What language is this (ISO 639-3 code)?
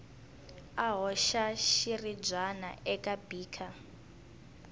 tso